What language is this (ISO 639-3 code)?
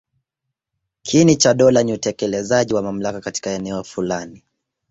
swa